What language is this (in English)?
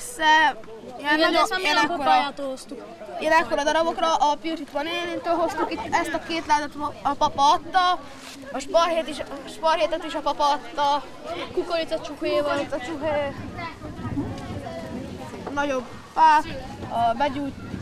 Hungarian